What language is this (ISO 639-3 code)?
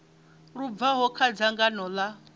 ven